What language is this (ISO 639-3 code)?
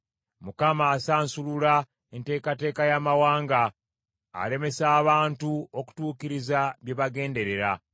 lug